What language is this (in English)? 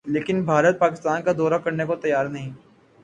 Urdu